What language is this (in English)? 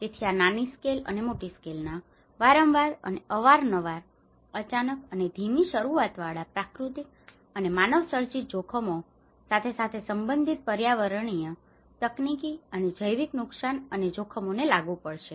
Gujarati